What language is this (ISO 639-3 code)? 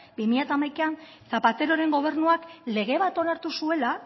eus